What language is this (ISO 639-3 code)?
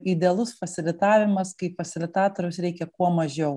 lit